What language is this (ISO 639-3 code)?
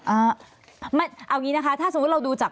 tha